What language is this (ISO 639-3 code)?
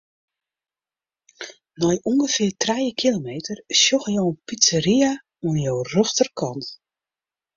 fry